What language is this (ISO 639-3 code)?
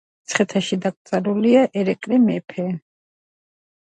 kat